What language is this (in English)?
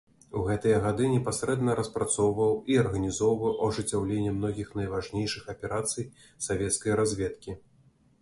Belarusian